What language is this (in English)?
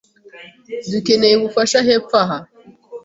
Kinyarwanda